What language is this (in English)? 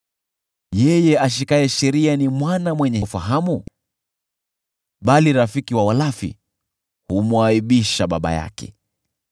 Swahili